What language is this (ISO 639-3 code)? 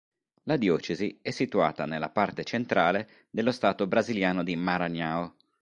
ita